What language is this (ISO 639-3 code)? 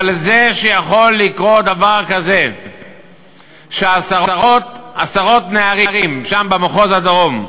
heb